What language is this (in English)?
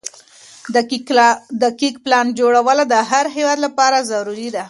Pashto